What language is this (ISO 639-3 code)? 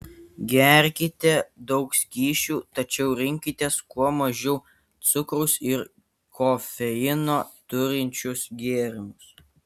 lit